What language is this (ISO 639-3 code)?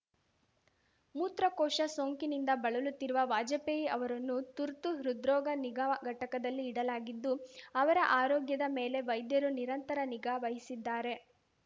kan